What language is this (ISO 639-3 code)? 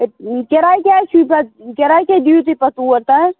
kas